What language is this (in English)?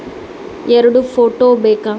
Kannada